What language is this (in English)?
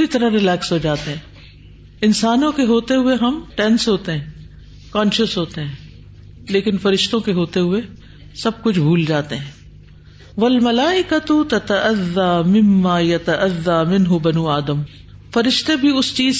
Urdu